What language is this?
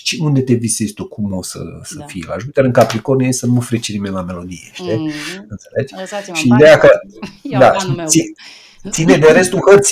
Romanian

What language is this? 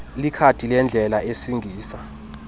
Xhosa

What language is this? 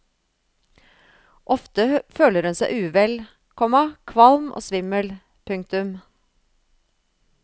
Norwegian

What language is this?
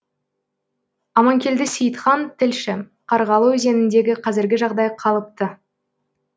Kazakh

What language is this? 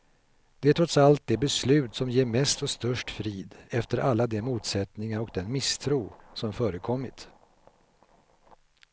Swedish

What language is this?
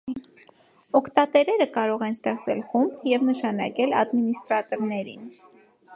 Armenian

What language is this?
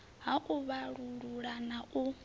Venda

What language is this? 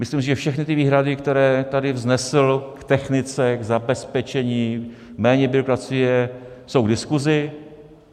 Czech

